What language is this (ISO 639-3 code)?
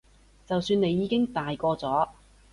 yue